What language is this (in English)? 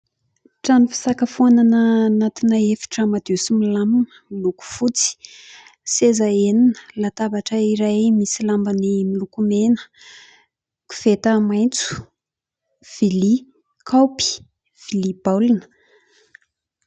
Malagasy